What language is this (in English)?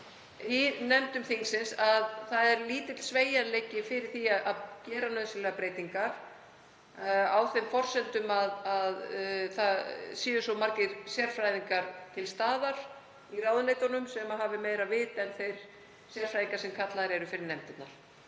Icelandic